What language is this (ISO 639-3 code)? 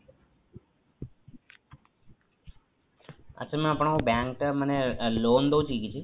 ori